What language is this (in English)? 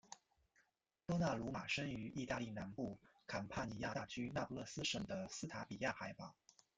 Chinese